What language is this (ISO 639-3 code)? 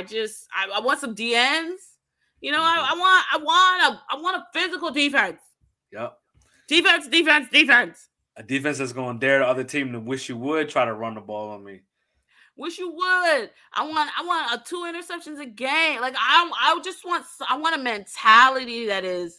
eng